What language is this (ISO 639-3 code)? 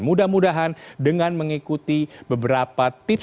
ind